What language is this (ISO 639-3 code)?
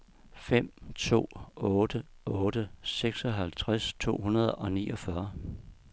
dan